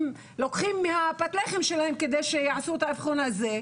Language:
Hebrew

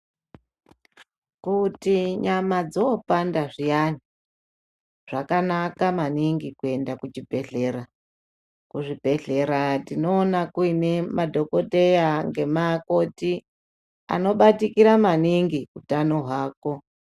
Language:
Ndau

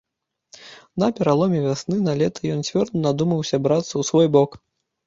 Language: Belarusian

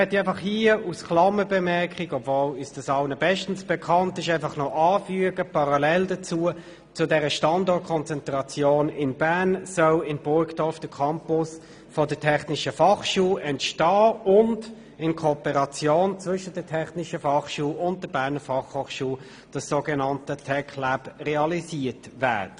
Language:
Swiss German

